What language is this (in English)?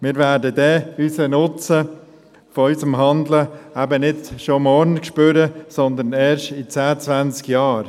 Swiss German